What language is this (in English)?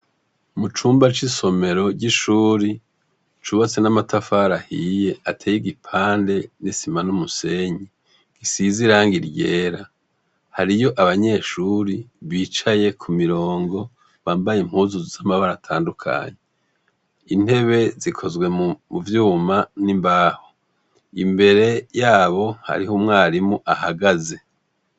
Rundi